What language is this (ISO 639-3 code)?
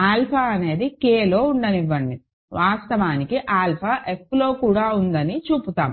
tel